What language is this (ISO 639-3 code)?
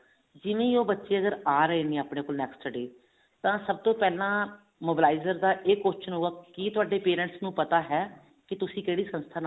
pan